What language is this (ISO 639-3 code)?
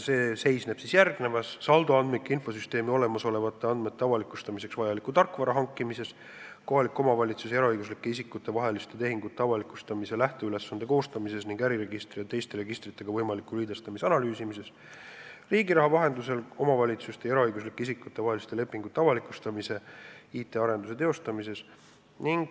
est